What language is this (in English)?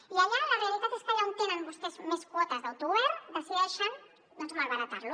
Catalan